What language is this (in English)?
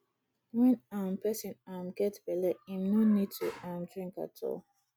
Nigerian Pidgin